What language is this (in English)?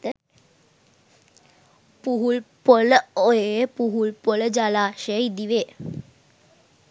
Sinhala